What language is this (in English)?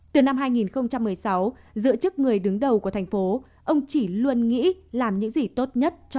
Vietnamese